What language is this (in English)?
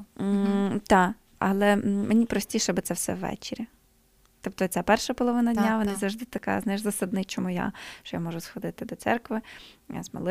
Ukrainian